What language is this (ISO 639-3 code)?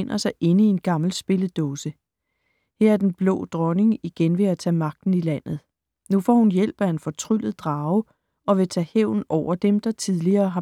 dan